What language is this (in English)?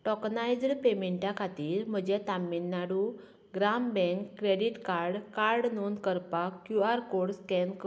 Konkani